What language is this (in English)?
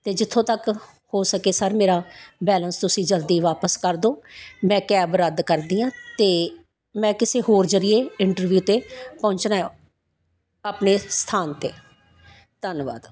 Punjabi